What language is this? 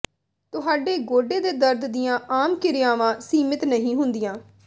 Punjabi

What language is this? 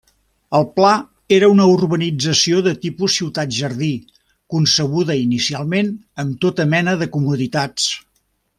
Catalan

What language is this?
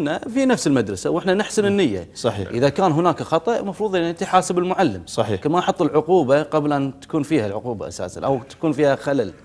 Arabic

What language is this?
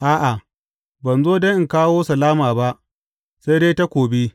Hausa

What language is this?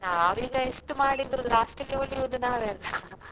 Kannada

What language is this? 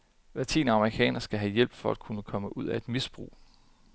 Danish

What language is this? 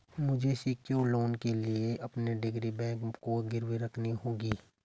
Hindi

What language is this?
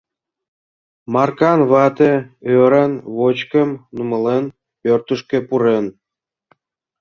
Mari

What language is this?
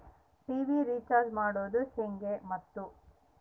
Kannada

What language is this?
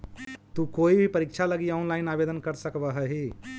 Magahi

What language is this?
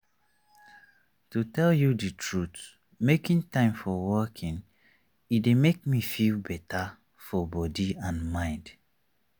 Nigerian Pidgin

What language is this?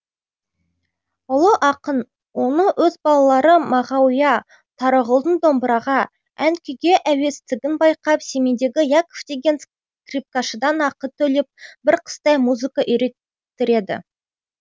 Kazakh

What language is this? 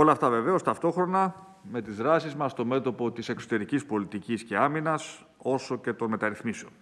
Greek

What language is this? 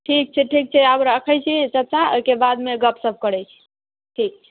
Maithili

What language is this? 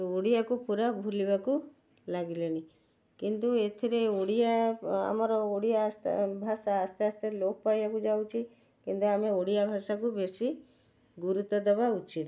Odia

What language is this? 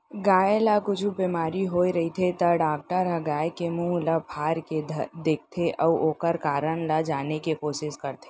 Chhattisgarhi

